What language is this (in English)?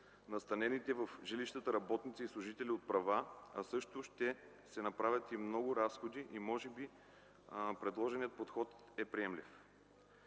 Bulgarian